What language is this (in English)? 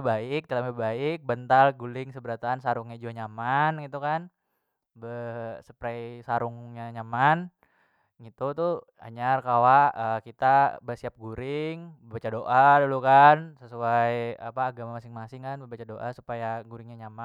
Banjar